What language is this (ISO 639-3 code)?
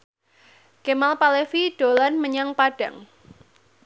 jav